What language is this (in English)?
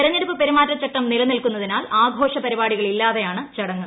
Malayalam